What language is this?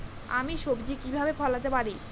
Bangla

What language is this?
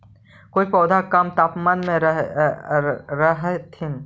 Magahi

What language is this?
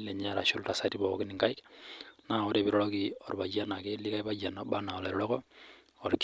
Masai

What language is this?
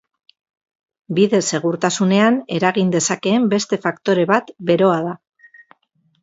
Basque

